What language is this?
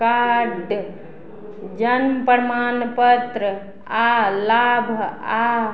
Maithili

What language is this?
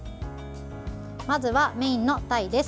Japanese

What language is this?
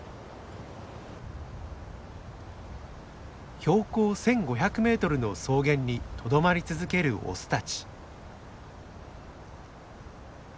Japanese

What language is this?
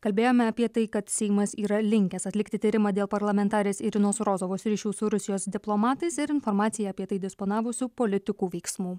Lithuanian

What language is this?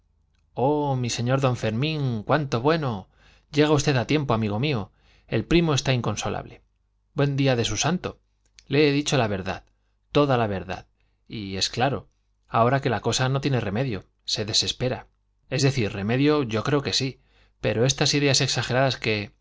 Spanish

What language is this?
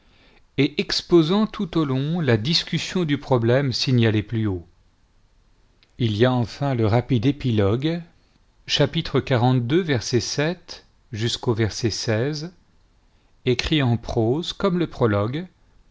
French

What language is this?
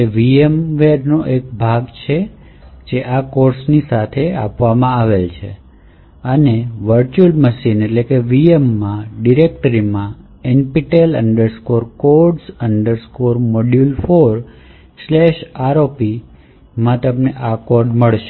Gujarati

